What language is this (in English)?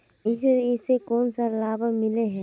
Magahi